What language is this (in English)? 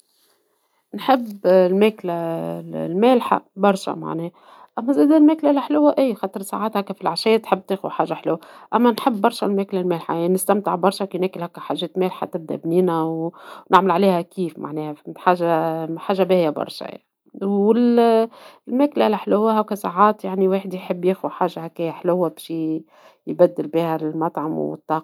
Tunisian Arabic